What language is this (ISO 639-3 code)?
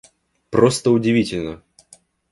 rus